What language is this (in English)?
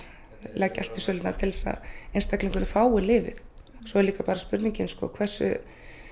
Icelandic